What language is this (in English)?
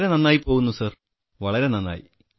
Malayalam